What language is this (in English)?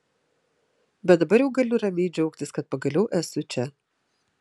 Lithuanian